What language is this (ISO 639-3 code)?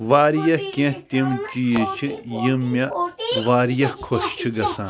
kas